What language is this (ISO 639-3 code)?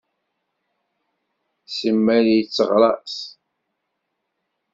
kab